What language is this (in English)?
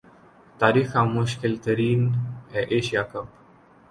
Urdu